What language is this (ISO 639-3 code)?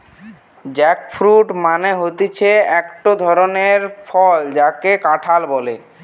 ben